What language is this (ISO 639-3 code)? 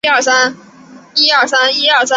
zho